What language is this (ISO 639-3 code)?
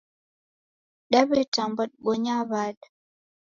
dav